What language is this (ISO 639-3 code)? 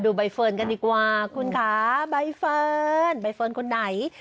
tha